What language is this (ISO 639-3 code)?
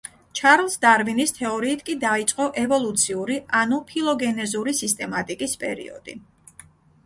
kat